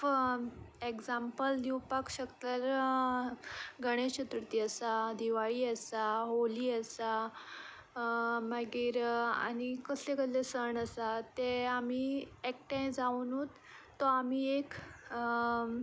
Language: Konkani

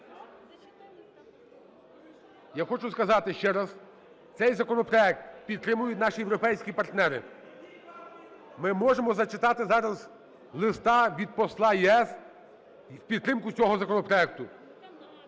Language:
Ukrainian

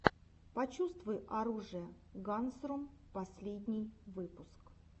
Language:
Russian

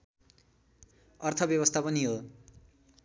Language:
Nepali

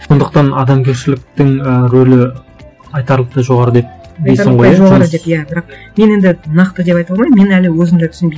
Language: Kazakh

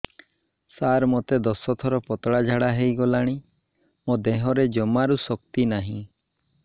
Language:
Odia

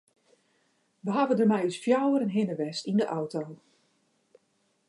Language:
Western Frisian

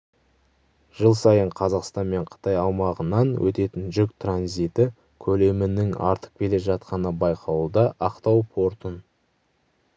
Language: Kazakh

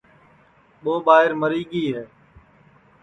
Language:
Sansi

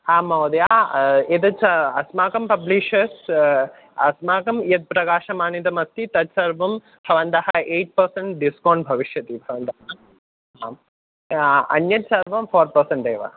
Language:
Sanskrit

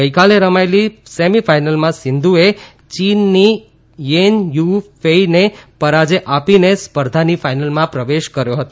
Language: Gujarati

